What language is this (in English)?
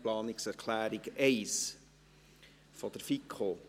Swiss German